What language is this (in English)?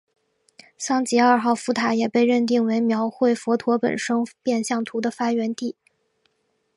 Chinese